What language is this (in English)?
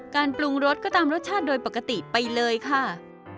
Thai